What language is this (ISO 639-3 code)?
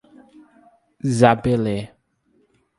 por